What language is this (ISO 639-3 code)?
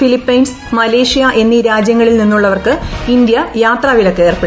mal